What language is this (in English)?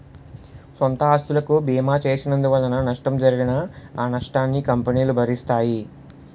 Telugu